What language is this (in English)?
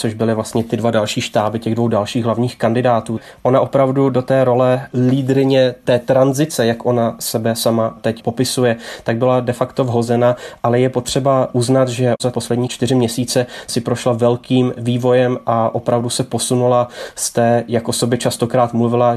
Czech